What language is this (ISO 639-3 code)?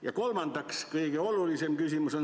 est